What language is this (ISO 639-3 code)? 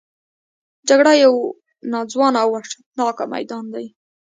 pus